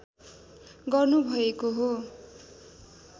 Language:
Nepali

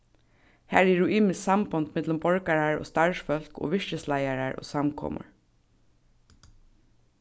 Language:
Faroese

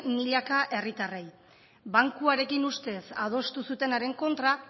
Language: Basque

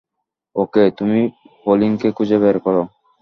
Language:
Bangla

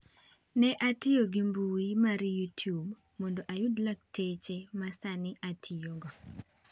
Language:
Luo (Kenya and Tanzania)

